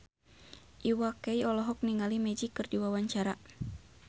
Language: Sundanese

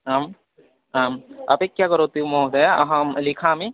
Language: Sanskrit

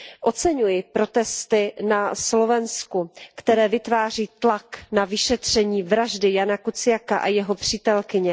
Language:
Czech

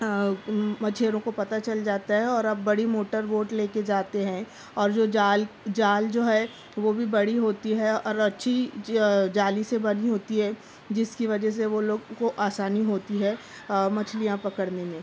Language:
Urdu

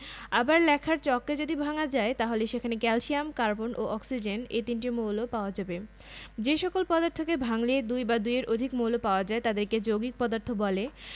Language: Bangla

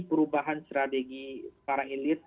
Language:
Indonesian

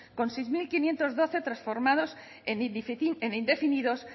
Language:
Spanish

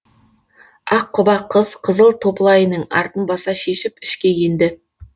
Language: Kazakh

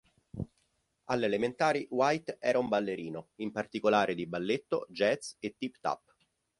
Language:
Italian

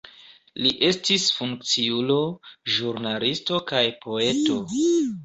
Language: Esperanto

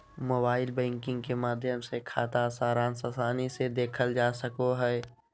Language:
Magahi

